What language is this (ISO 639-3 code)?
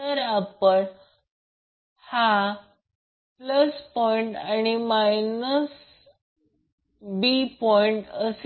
mar